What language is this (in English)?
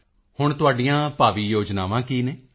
Punjabi